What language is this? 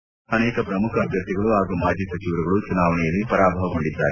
Kannada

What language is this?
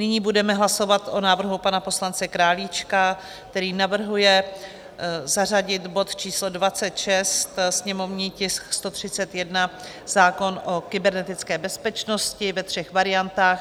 Czech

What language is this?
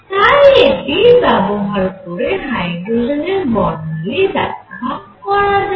Bangla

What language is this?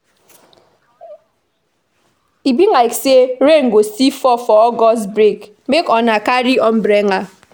Nigerian Pidgin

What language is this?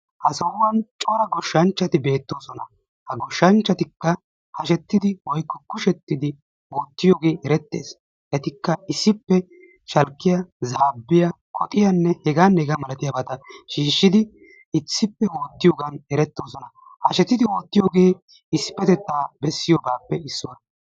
Wolaytta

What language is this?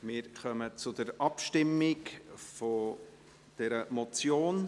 Swiss German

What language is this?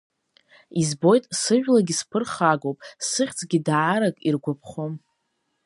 Abkhazian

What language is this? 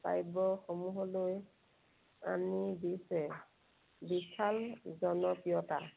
Assamese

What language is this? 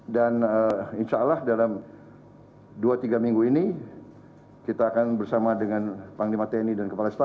Indonesian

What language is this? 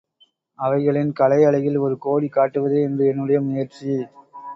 Tamil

